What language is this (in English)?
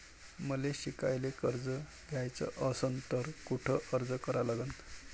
Marathi